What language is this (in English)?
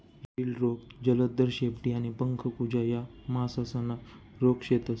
Marathi